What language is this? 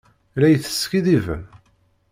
Kabyle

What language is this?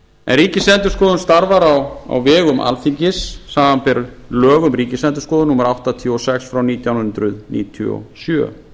Icelandic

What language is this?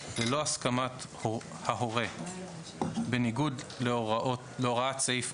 Hebrew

